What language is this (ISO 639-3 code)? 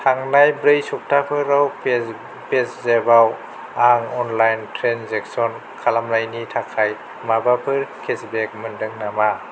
brx